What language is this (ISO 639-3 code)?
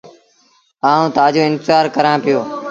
sbn